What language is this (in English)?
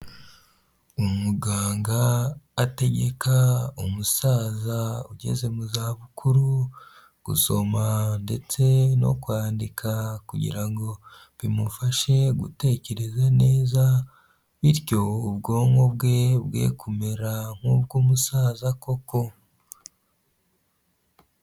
Kinyarwanda